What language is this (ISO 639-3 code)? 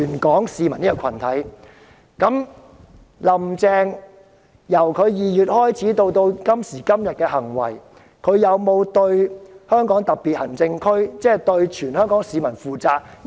yue